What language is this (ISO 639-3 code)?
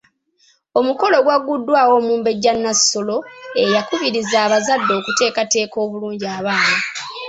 lug